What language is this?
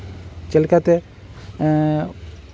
Santali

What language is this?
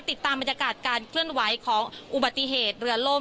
Thai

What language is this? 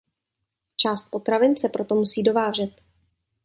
Czech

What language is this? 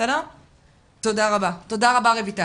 Hebrew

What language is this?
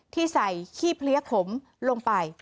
Thai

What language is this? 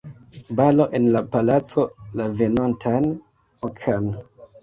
Esperanto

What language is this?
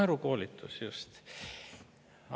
Estonian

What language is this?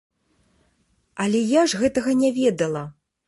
Belarusian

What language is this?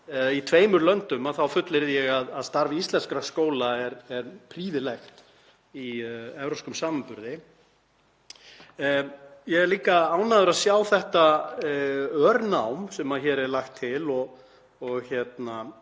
Icelandic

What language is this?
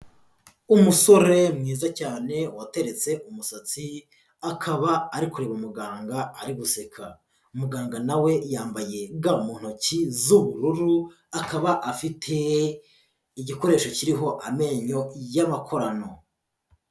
Kinyarwanda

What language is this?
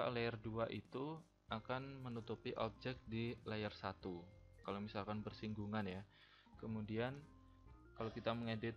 Indonesian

